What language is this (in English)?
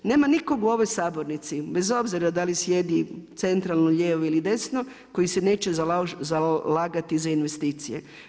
Croatian